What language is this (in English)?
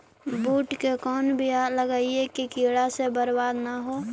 Magahi